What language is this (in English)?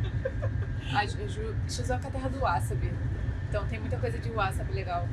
Portuguese